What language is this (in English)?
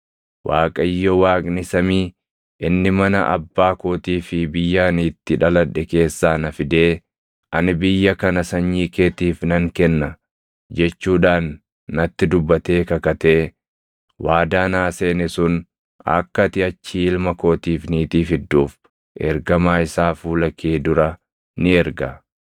Oromo